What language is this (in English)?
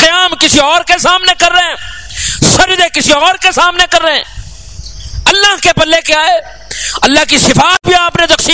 Arabic